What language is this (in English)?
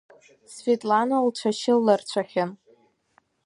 Abkhazian